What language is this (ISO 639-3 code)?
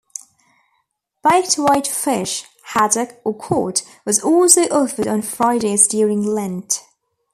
eng